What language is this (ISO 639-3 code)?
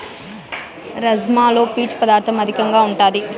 tel